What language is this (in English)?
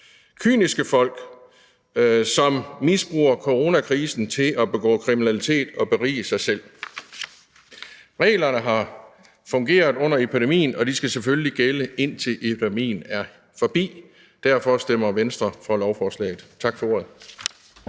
Danish